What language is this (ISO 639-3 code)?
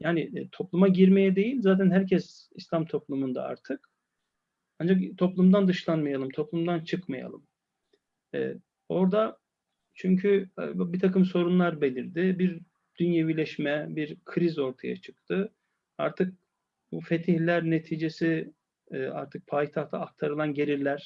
tur